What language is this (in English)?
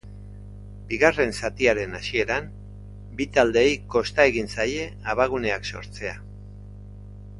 Basque